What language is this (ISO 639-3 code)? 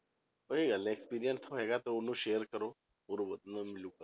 pan